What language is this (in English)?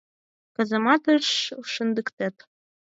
Mari